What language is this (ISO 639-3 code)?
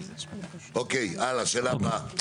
heb